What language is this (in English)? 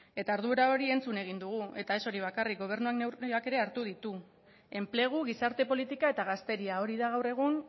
Basque